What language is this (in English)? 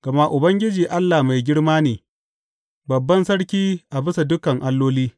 Hausa